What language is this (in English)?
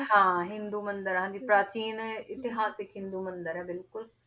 Punjabi